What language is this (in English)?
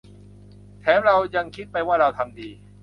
Thai